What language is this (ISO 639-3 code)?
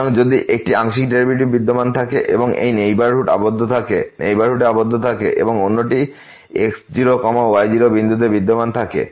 ben